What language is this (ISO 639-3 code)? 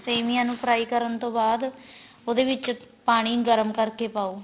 pan